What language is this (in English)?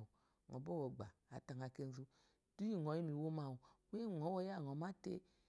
Eloyi